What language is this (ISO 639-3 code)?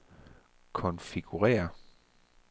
dan